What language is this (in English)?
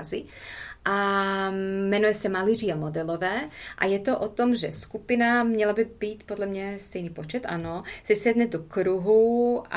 Czech